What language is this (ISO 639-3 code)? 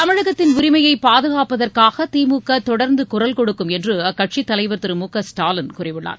tam